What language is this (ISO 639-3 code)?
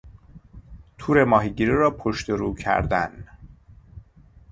fas